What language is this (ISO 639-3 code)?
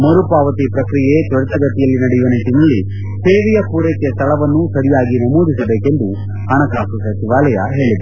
kan